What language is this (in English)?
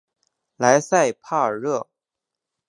Chinese